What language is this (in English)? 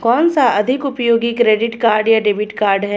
Hindi